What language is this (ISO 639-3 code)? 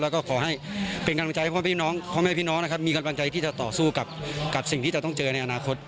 tha